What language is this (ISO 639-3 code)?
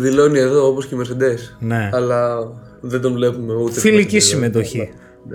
ell